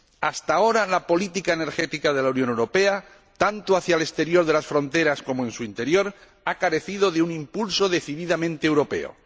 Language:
Spanish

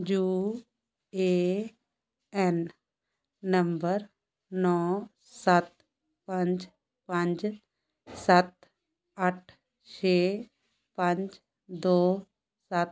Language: Punjabi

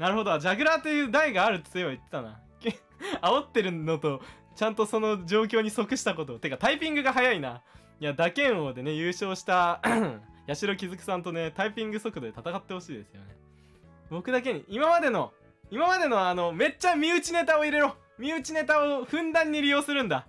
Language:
Japanese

